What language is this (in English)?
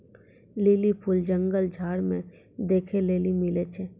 Maithili